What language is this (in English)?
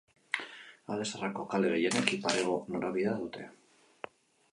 Basque